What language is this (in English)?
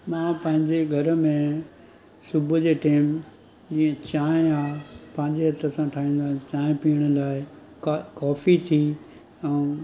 Sindhi